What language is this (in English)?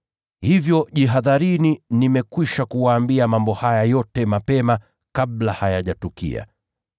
Swahili